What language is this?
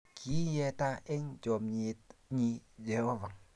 Kalenjin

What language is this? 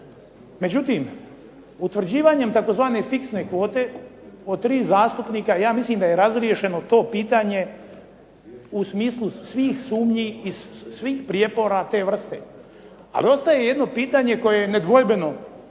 Croatian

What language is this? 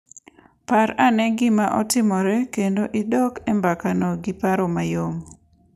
Luo (Kenya and Tanzania)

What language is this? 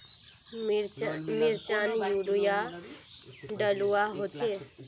Magahi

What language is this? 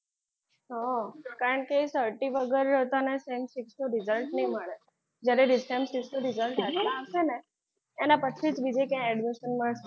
Gujarati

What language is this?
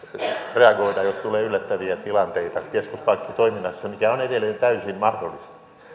Finnish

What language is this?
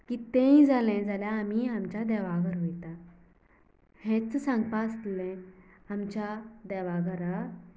Konkani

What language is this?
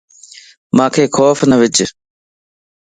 Lasi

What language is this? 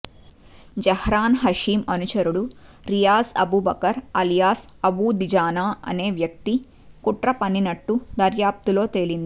Telugu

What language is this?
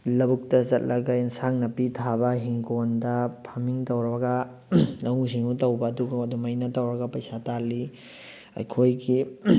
Manipuri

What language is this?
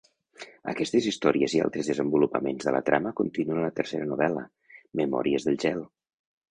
Catalan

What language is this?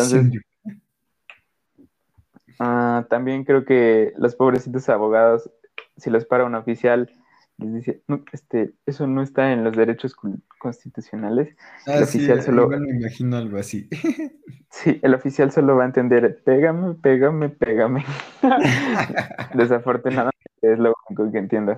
Spanish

